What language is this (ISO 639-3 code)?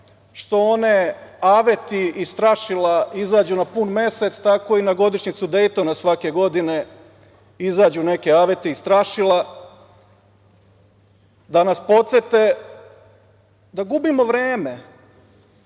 srp